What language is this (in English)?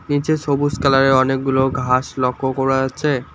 Bangla